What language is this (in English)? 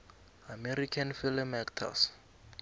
South Ndebele